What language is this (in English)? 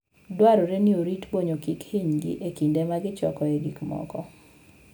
Luo (Kenya and Tanzania)